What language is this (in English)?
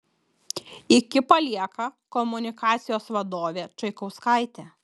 Lithuanian